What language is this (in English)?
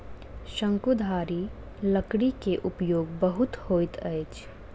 Maithili